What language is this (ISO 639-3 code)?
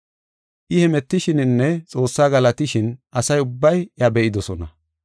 gof